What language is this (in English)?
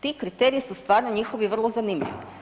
Croatian